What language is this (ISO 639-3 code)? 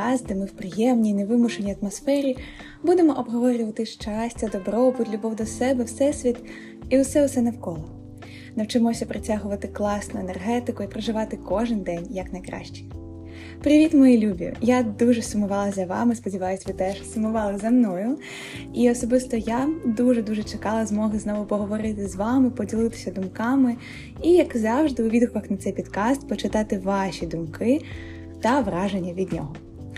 ukr